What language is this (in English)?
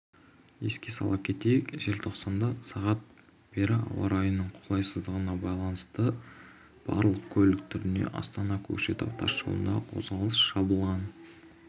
Kazakh